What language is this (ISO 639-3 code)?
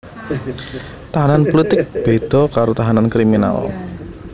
jav